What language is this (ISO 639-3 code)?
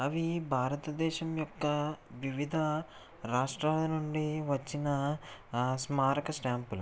tel